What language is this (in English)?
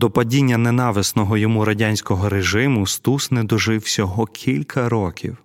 Ukrainian